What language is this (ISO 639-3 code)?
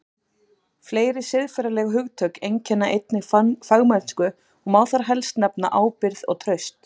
isl